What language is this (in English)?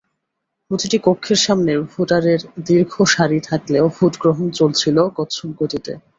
Bangla